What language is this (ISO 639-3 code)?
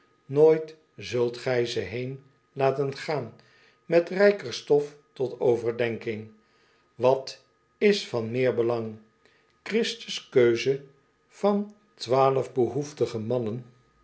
nld